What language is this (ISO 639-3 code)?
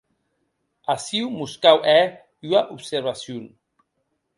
oci